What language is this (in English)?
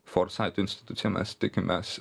Lithuanian